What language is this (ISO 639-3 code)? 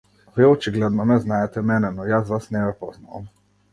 mkd